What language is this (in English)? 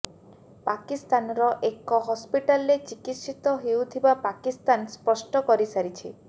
Odia